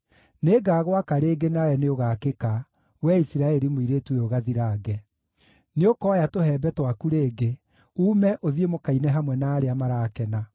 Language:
Kikuyu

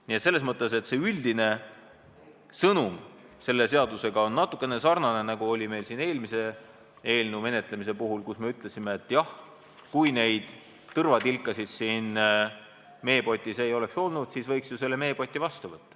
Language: Estonian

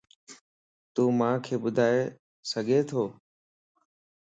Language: Lasi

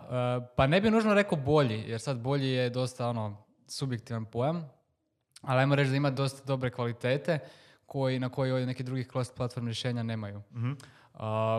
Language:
Croatian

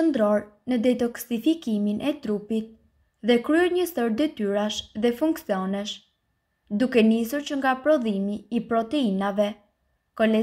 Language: Romanian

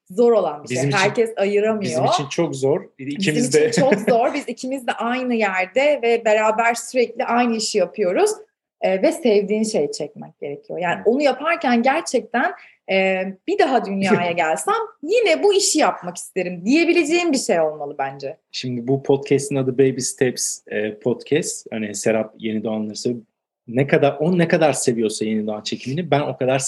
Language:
Turkish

